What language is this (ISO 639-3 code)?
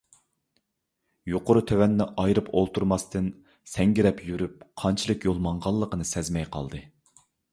uig